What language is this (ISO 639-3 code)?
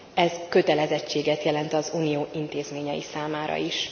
hun